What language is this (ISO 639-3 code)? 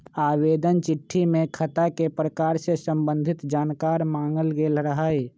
mag